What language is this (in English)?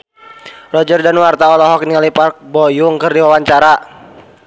Sundanese